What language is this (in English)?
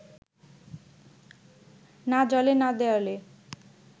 Bangla